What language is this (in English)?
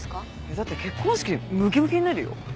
Japanese